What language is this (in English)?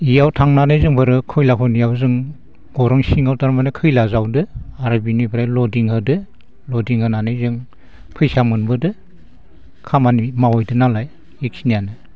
Bodo